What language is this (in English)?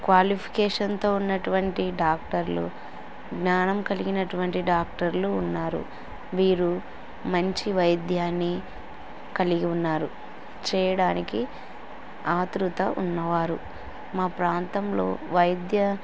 Telugu